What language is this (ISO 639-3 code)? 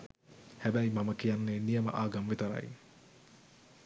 sin